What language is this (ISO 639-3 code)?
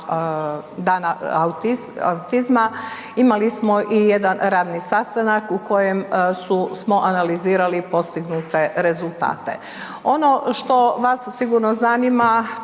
hrv